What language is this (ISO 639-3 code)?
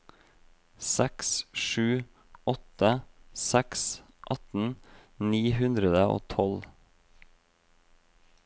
nor